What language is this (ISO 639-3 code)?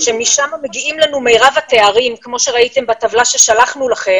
heb